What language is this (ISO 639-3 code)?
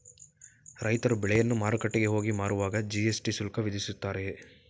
kan